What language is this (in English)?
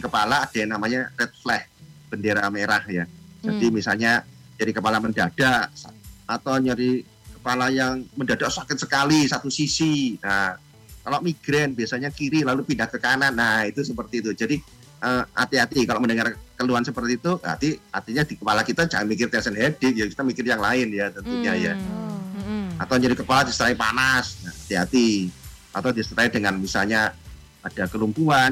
Indonesian